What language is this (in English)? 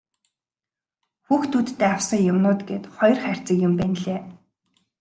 Mongolian